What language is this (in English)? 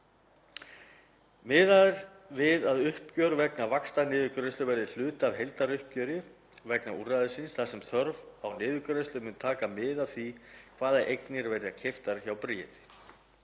Icelandic